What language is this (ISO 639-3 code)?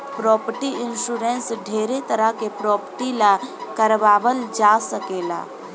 bho